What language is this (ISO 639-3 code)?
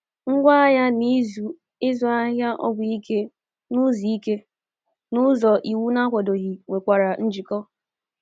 ibo